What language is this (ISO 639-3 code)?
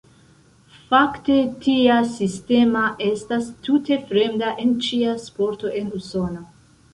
epo